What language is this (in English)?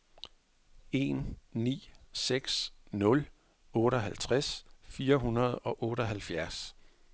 Danish